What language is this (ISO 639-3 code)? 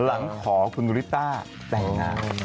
tha